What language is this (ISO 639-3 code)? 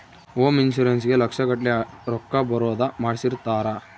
kan